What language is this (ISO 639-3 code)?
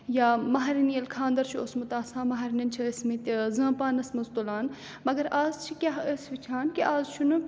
kas